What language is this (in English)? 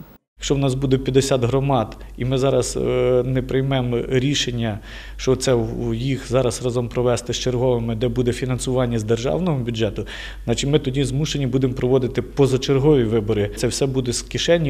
Russian